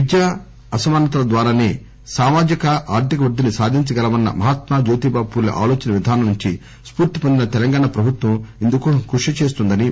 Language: Telugu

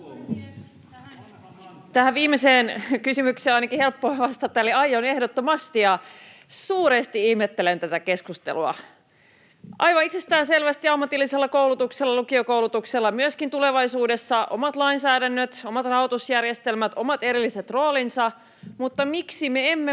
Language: Finnish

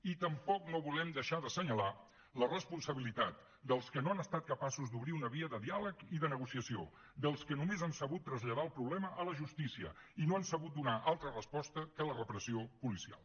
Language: Catalan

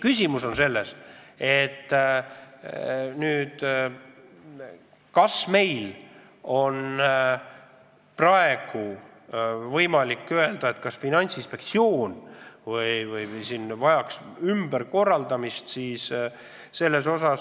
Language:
Estonian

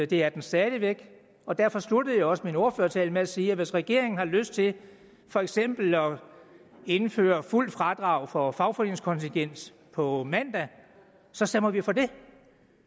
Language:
Danish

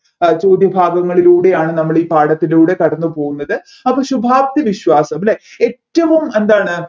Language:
Malayalam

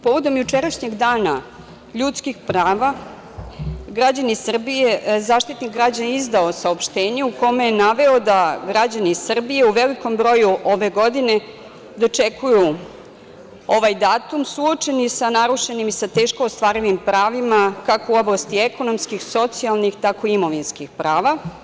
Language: Serbian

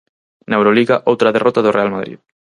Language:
Galician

